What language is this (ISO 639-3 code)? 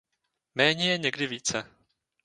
ces